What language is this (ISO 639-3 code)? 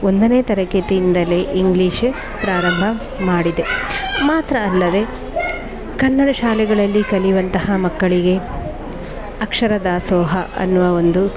kan